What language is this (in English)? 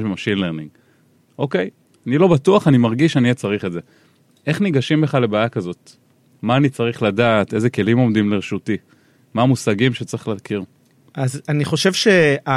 Hebrew